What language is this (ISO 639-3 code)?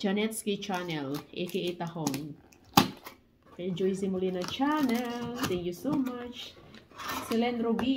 fil